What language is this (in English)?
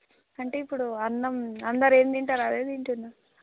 Telugu